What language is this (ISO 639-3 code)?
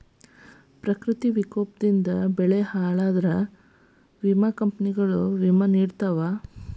kan